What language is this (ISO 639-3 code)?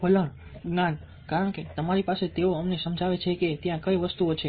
guj